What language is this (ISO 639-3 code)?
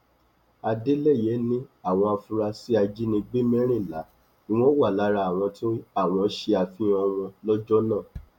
yor